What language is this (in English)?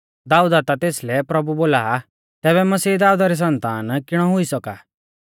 Mahasu Pahari